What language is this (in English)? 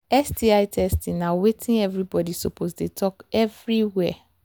Nigerian Pidgin